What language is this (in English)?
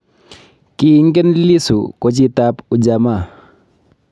Kalenjin